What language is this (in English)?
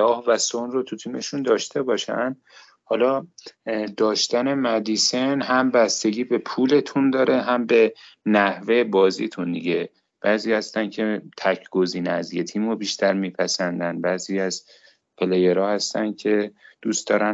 Persian